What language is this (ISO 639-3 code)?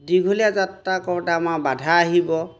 asm